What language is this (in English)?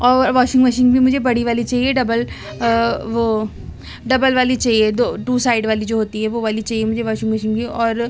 Urdu